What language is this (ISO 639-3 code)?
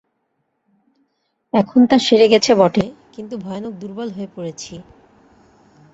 ben